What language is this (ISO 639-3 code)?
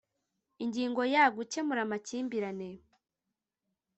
kin